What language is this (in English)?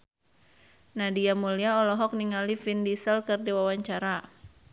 Sundanese